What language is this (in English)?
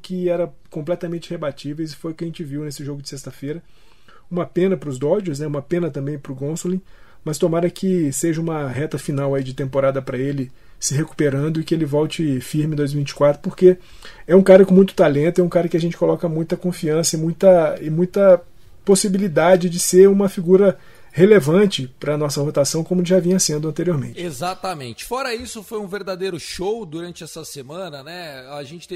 Portuguese